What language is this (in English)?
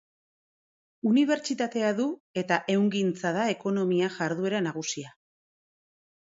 Basque